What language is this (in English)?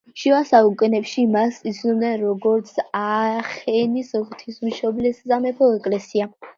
Georgian